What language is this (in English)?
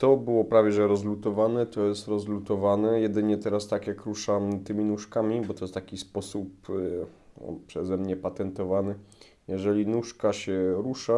Polish